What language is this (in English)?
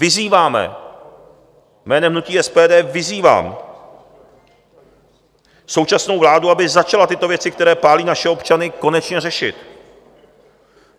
Czech